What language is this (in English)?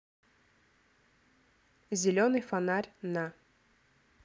Russian